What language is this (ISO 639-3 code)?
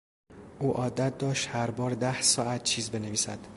fas